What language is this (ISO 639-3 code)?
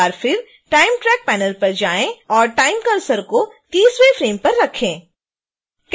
hin